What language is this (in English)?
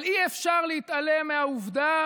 Hebrew